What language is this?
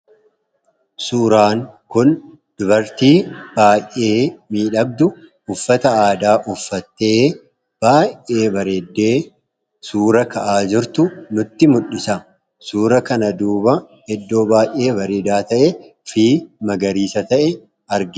Oromo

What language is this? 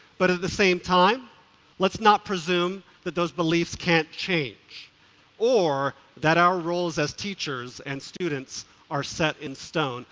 English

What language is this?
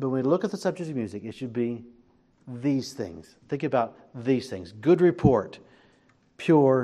English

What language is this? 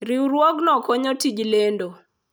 Luo (Kenya and Tanzania)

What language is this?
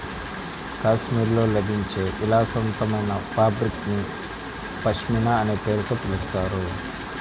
Telugu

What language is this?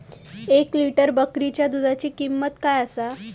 Marathi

